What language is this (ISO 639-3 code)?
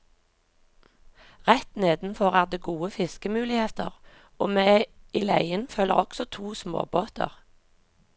nor